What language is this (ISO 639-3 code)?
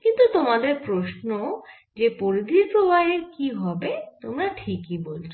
ben